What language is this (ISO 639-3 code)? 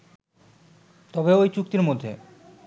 ben